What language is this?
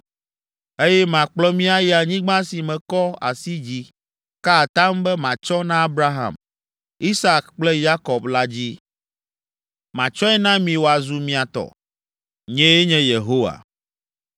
Ewe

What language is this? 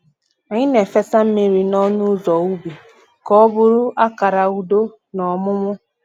Igbo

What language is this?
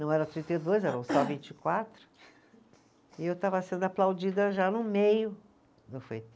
Portuguese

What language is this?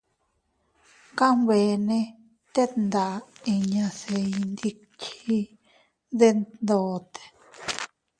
Teutila Cuicatec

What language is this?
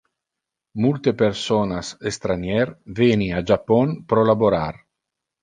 Interlingua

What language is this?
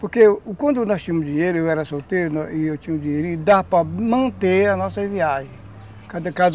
Portuguese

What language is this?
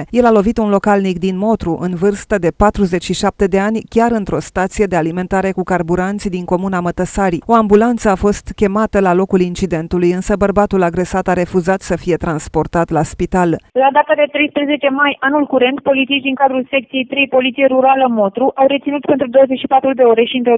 Romanian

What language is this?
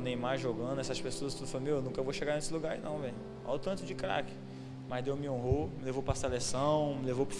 Portuguese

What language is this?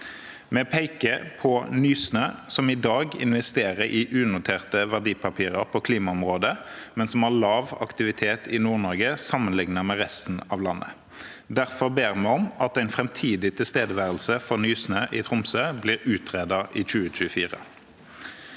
Norwegian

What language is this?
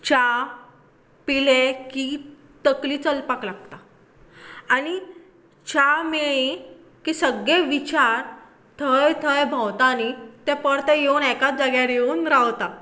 Konkani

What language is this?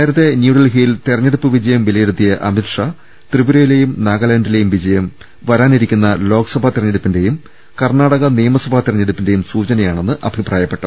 Malayalam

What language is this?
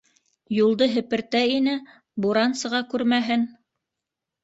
Bashkir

